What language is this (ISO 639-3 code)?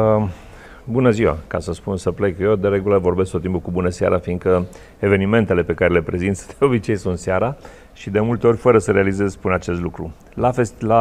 ron